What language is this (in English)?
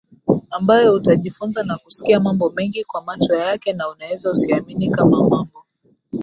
Swahili